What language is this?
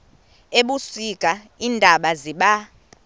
Xhosa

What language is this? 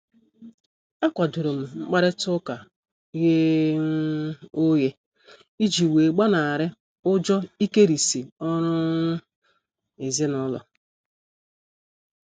Igbo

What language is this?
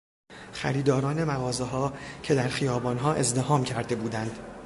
Persian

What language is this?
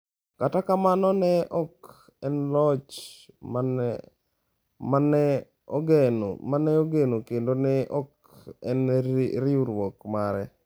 Luo (Kenya and Tanzania)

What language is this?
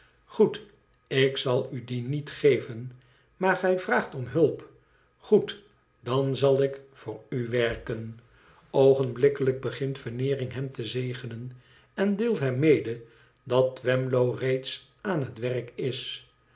Dutch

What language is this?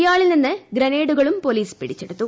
Malayalam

